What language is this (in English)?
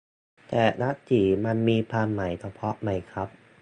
Thai